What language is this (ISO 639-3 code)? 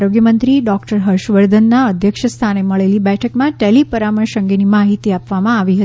guj